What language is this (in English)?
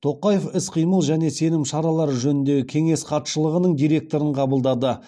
Kazakh